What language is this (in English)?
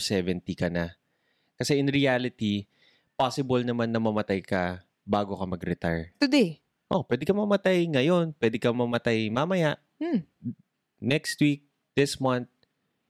Filipino